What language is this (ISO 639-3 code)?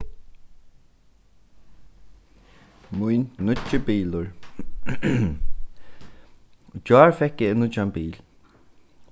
fao